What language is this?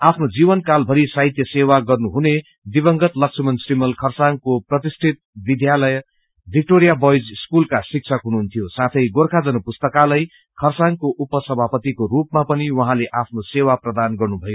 Nepali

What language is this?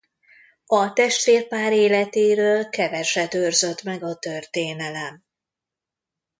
Hungarian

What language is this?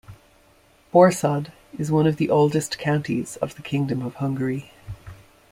English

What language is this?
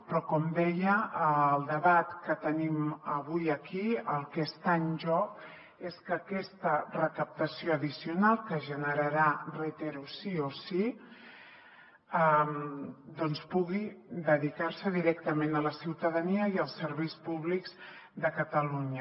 Catalan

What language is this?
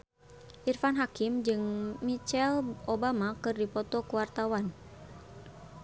Sundanese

